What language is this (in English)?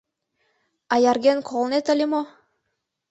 Mari